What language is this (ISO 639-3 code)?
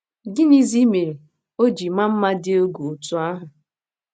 ibo